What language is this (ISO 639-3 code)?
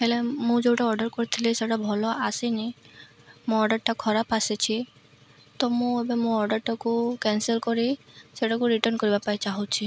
ori